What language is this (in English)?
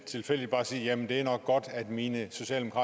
Danish